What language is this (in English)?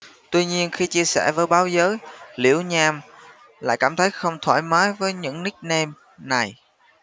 Vietnamese